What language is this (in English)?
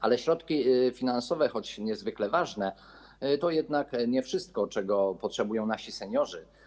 Polish